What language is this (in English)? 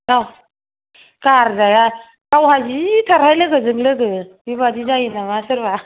Bodo